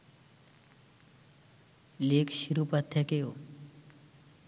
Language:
Bangla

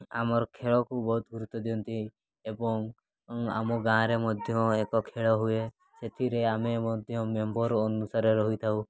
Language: Odia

